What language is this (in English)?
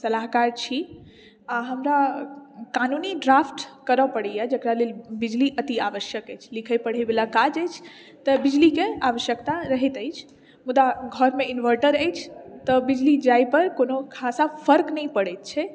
Maithili